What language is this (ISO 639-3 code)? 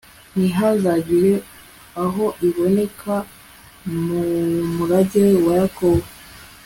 kin